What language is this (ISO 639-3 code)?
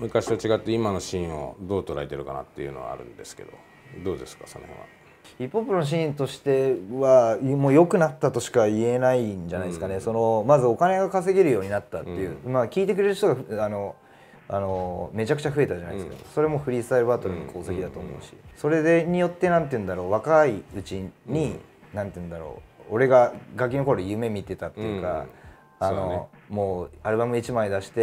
jpn